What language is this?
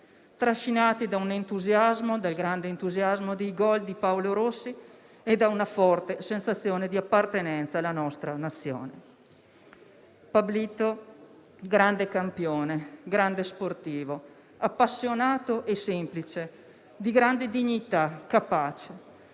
Italian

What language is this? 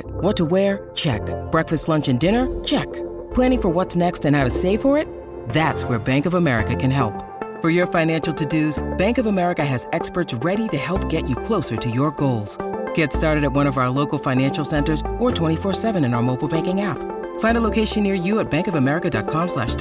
English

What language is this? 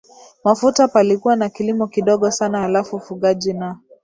Swahili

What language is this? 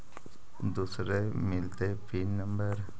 Magahi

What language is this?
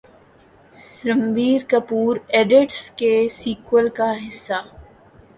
Urdu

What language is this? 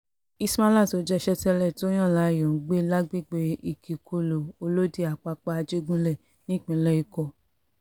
Yoruba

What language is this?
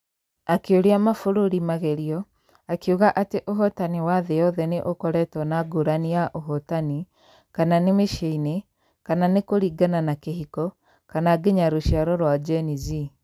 Kikuyu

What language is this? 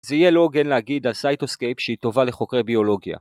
Hebrew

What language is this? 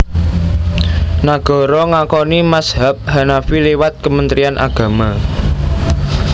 Javanese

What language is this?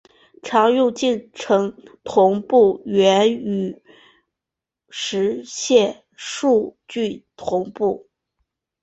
Chinese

